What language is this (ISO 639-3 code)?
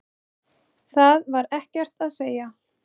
isl